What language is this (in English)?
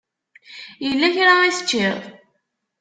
Kabyle